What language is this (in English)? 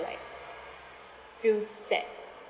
English